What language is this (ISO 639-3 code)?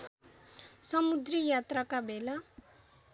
nep